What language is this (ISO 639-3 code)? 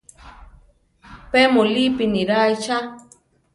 tar